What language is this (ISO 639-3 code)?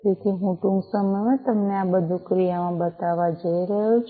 guj